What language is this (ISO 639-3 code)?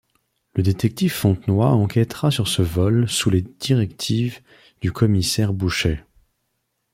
fra